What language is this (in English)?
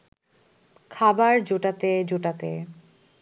Bangla